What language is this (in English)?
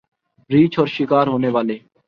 Urdu